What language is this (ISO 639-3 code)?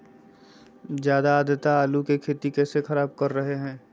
mag